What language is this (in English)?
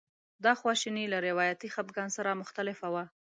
Pashto